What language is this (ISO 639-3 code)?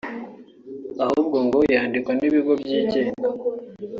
kin